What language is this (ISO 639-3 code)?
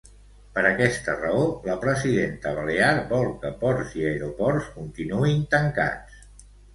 cat